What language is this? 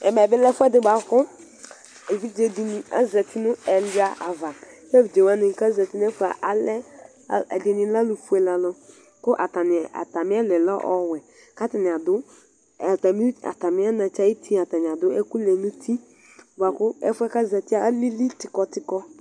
Ikposo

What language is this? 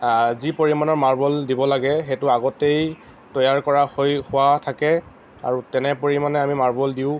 Assamese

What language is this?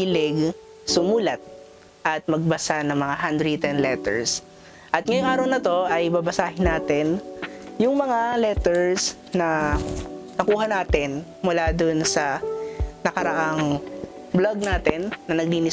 Filipino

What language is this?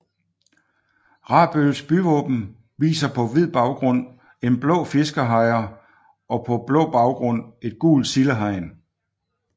Danish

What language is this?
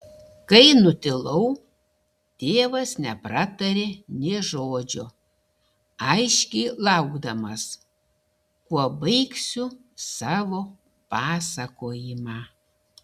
Lithuanian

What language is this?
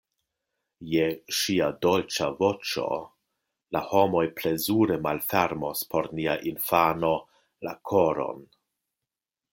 Esperanto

